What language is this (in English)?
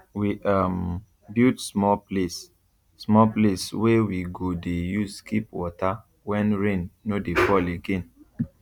Nigerian Pidgin